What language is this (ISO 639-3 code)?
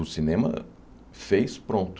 por